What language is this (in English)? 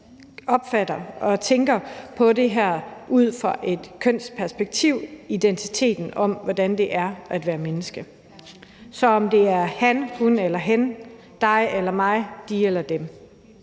Danish